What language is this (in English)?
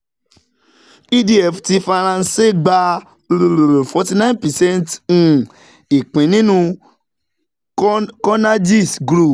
Yoruba